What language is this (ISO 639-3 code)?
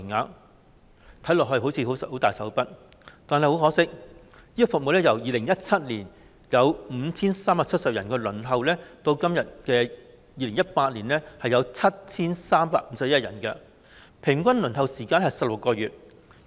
yue